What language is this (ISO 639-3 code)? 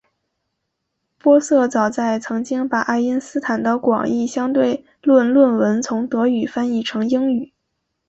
zho